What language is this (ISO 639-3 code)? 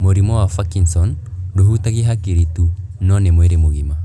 kik